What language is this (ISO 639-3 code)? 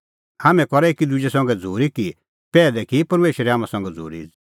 kfx